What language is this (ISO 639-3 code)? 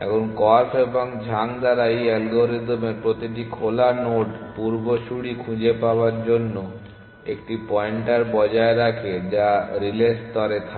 ben